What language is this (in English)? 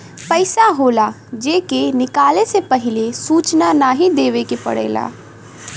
Bhojpuri